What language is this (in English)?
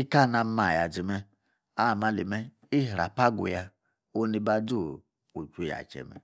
Yace